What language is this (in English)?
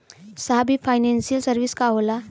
Bhojpuri